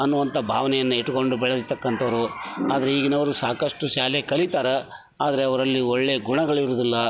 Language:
Kannada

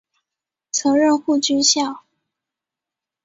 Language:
Chinese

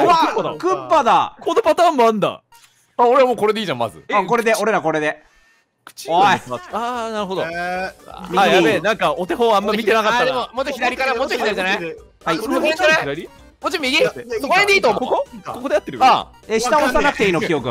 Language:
Japanese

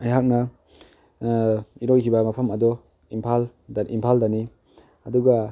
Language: Manipuri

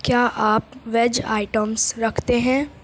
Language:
Urdu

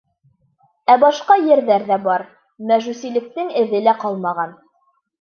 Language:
Bashkir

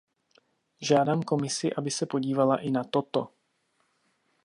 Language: Czech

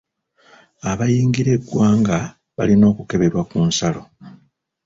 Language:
Ganda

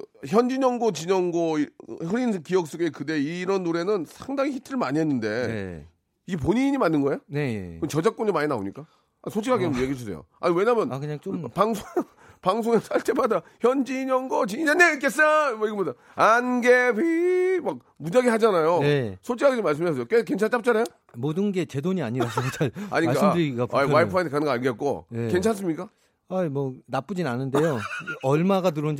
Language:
Korean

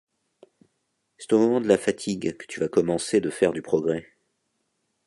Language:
French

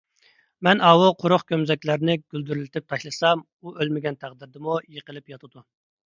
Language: Uyghur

